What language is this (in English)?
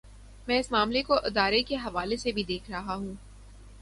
Urdu